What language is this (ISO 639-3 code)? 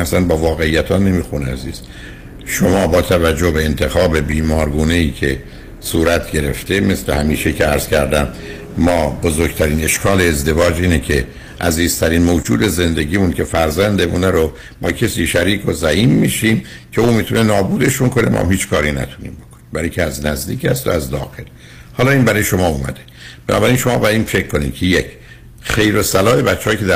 fas